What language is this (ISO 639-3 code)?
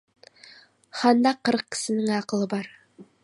kaz